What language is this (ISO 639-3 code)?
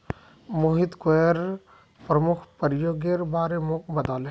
mag